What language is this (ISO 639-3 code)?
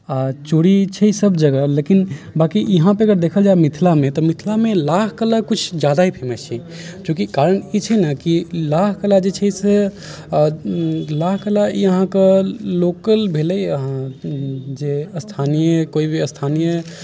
mai